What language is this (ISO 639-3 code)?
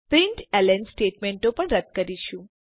guj